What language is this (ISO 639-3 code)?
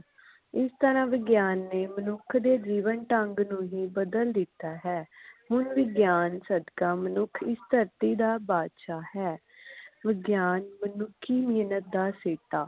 pan